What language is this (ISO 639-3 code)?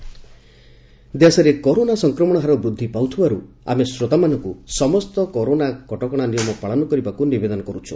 ori